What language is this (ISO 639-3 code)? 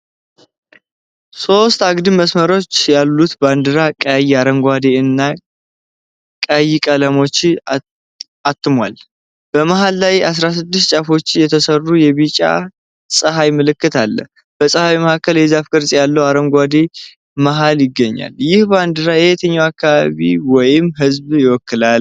amh